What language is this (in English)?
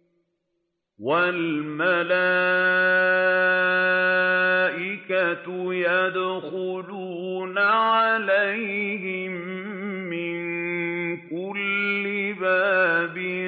Arabic